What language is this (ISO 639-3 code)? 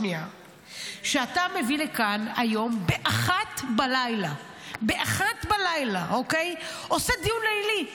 heb